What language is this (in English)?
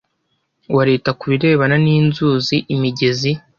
Kinyarwanda